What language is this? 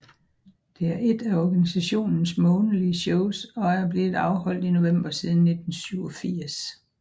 Danish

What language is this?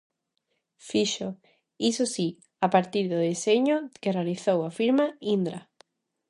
Galician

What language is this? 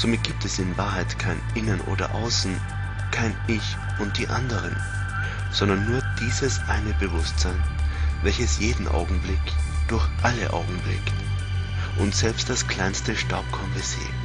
German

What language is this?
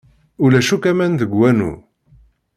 Kabyle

